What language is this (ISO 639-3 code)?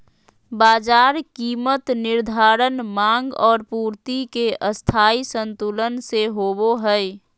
mag